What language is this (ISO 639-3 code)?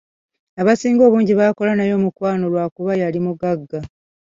lug